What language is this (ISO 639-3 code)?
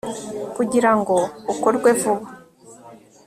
kin